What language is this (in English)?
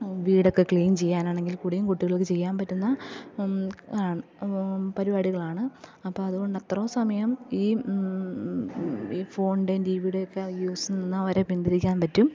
Malayalam